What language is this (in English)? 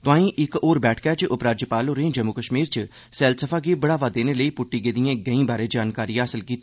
Dogri